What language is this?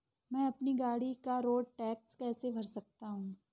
Hindi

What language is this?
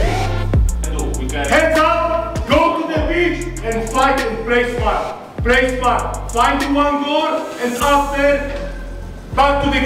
Polish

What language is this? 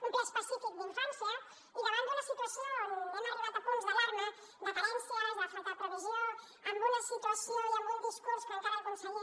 Catalan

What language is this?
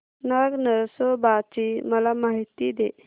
Marathi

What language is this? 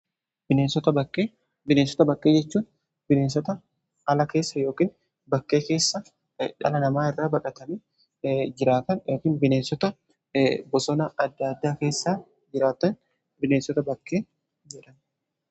Oromo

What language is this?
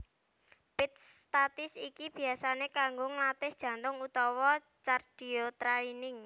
Javanese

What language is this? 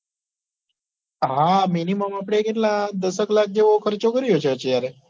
Gujarati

